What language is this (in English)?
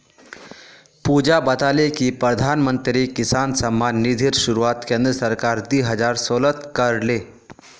Magahi